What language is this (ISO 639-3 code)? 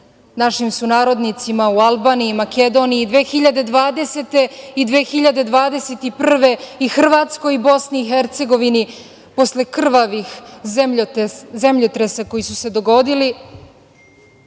srp